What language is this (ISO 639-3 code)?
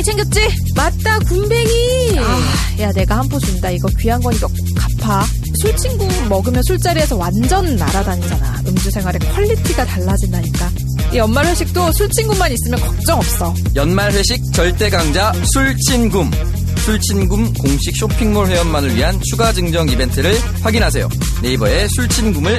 kor